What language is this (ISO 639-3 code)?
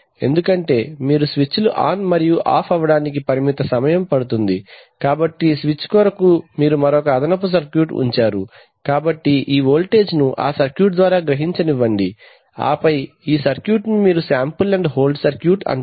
tel